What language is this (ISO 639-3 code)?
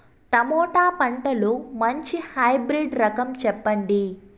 tel